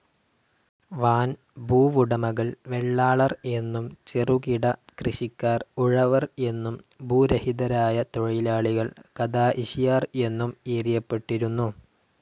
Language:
Malayalam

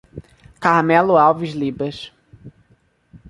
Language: Portuguese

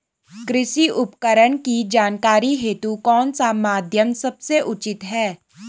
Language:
Hindi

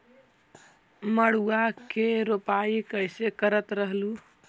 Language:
Magahi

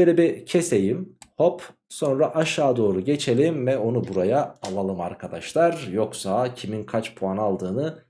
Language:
Turkish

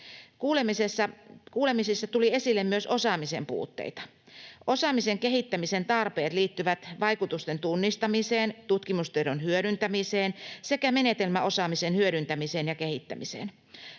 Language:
Finnish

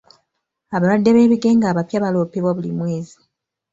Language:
Ganda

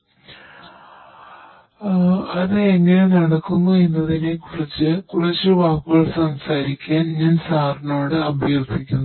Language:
Malayalam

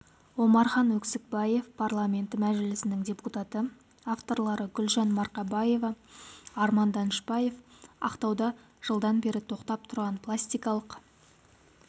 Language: Kazakh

